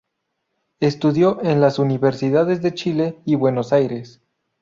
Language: Spanish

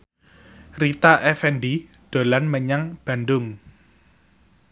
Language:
Javanese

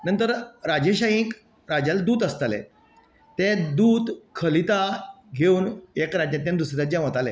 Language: Konkani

